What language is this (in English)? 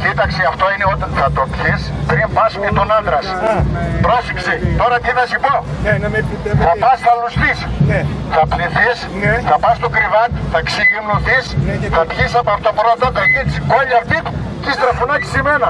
Greek